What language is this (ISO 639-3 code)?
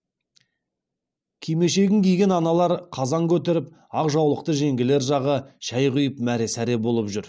kaz